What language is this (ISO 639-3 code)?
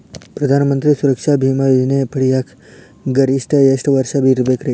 kan